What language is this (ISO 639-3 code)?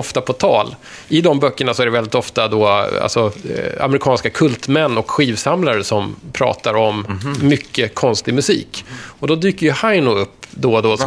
swe